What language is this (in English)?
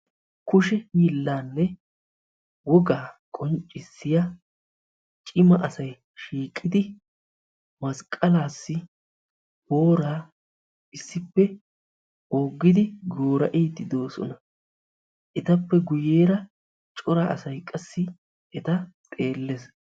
Wolaytta